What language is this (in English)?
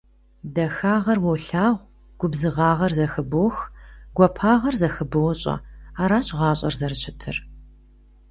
Kabardian